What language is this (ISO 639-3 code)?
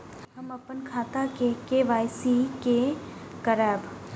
mai